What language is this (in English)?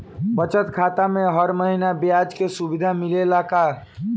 Bhojpuri